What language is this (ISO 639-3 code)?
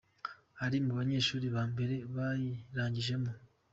kin